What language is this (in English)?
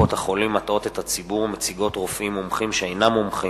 Hebrew